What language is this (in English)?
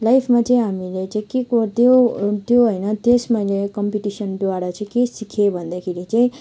Nepali